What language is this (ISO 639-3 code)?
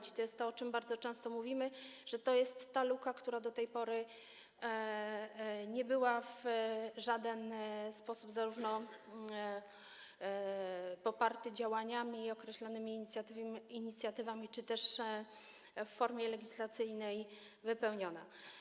pol